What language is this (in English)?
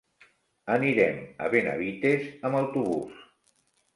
Catalan